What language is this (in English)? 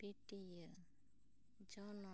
Santali